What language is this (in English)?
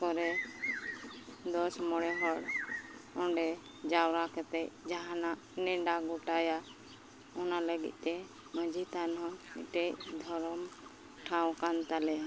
Santali